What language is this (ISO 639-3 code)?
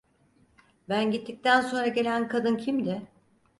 tur